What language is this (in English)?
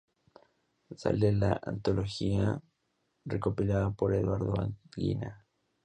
Spanish